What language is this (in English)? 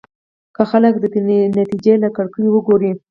Pashto